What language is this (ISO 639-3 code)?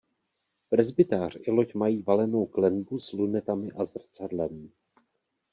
ces